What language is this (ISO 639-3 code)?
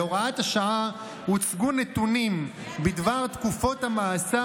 heb